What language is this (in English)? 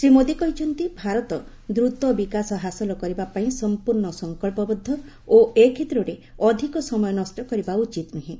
Odia